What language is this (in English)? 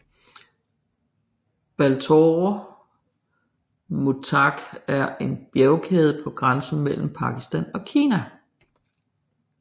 Danish